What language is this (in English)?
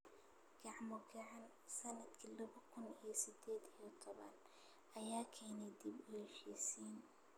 Somali